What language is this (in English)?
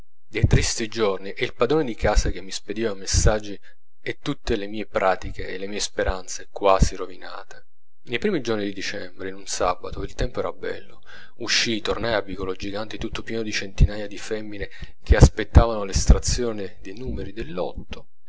Italian